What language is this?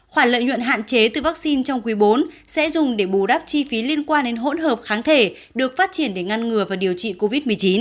Vietnamese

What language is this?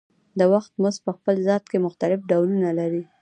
Pashto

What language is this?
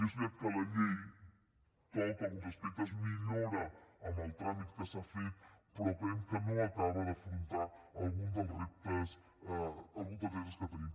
Catalan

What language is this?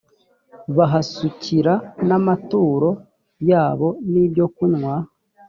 Kinyarwanda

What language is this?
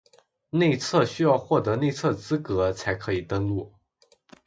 Chinese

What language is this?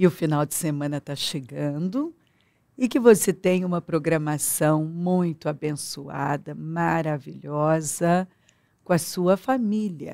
Portuguese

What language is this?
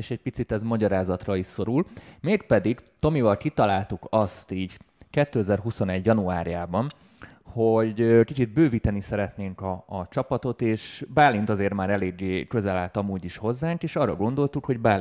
Hungarian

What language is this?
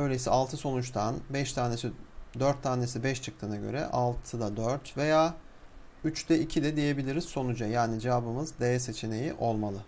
Turkish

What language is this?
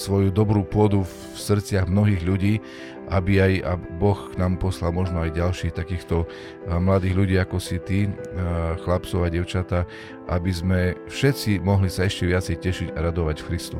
Slovak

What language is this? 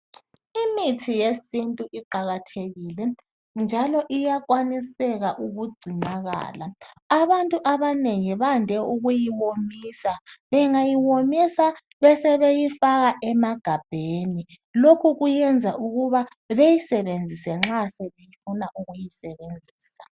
North Ndebele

